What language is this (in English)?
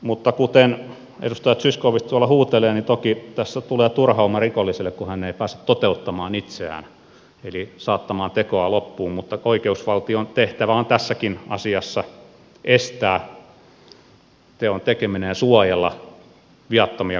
Finnish